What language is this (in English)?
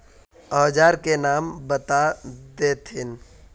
Magahi